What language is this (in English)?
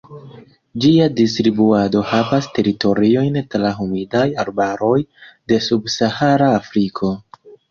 Esperanto